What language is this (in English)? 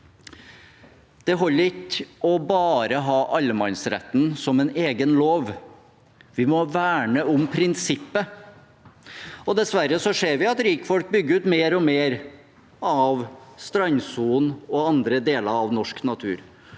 Norwegian